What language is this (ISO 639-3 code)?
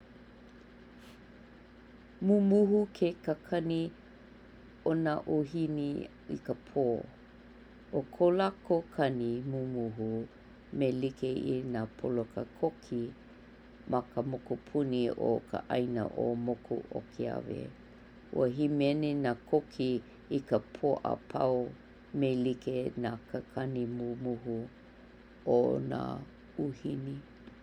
haw